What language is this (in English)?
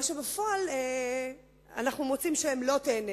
Hebrew